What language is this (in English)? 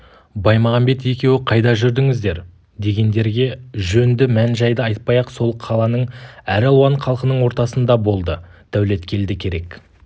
Kazakh